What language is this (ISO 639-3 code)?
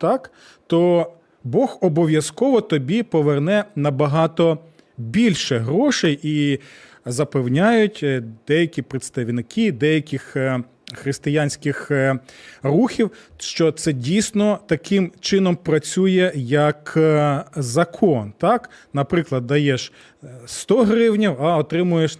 ukr